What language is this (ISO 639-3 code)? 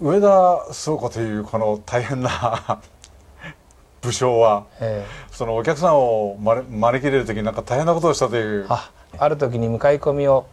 jpn